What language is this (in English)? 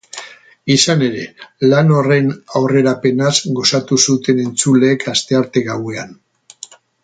Basque